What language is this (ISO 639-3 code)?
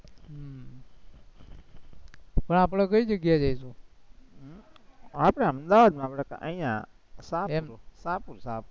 guj